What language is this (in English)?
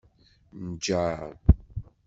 Kabyle